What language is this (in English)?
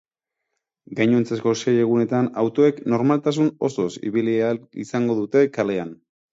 Basque